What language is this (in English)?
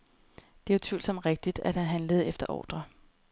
Danish